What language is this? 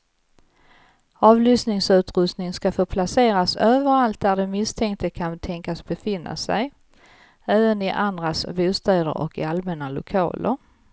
Swedish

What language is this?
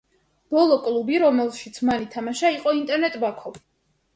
Georgian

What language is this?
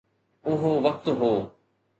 Sindhi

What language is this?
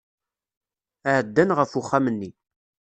Kabyle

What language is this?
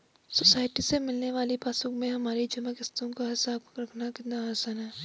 Hindi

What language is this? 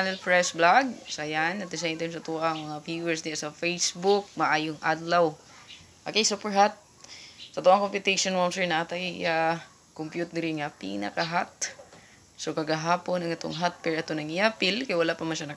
Filipino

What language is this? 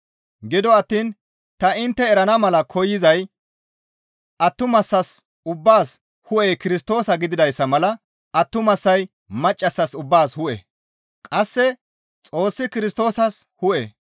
Gamo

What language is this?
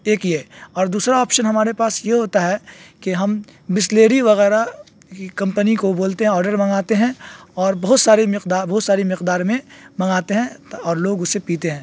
Urdu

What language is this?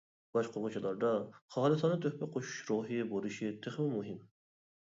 Uyghur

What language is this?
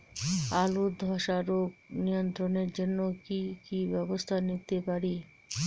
Bangla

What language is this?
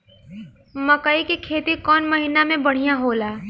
Bhojpuri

